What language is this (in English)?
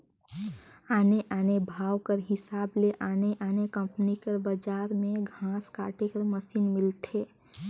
Chhattisgarhi